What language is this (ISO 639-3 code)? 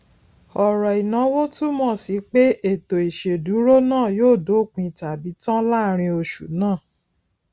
yor